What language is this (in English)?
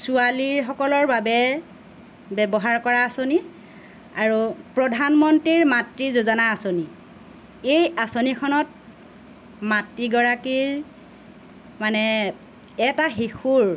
Assamese